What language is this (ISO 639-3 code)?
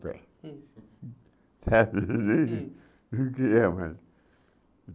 por